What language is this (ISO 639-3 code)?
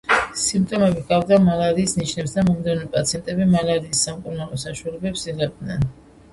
kat